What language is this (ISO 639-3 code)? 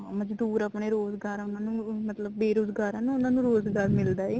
pan